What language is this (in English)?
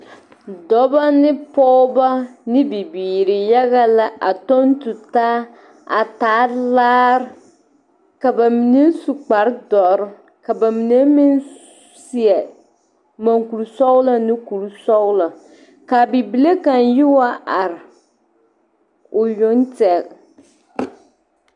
Southern Dagaare